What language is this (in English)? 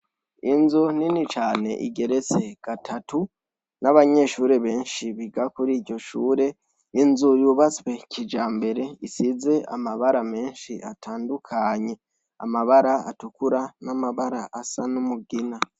Rundi